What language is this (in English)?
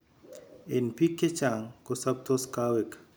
Kalenjin